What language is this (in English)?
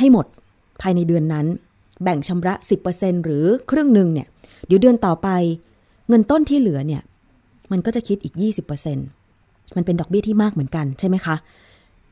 Thai